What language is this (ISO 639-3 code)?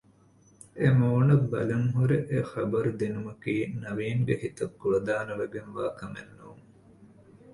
div